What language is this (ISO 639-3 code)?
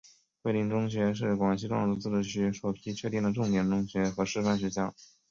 zho